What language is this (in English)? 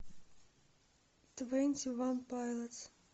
Russian